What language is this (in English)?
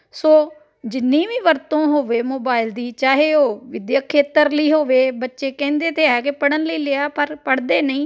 Punjabi